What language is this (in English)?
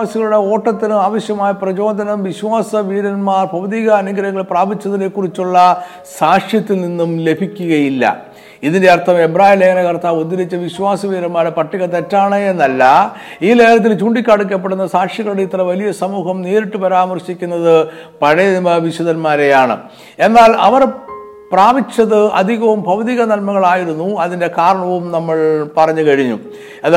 Malayalam